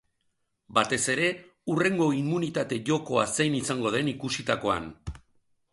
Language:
Basque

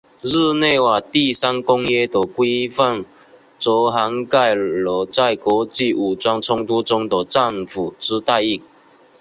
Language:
Chinese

